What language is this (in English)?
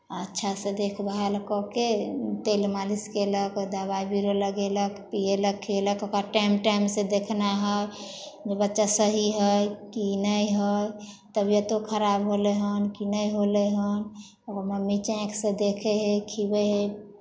Maithili